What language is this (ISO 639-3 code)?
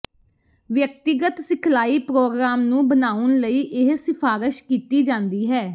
pan